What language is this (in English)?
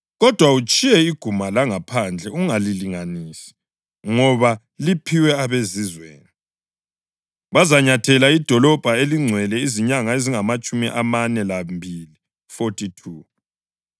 North Ndebele